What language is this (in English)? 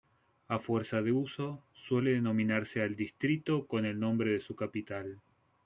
Spanish